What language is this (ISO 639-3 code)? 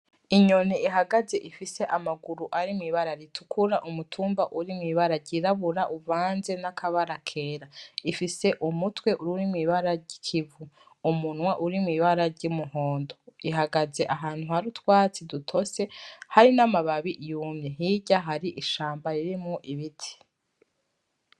run